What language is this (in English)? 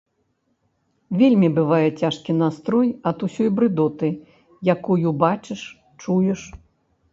Belarusian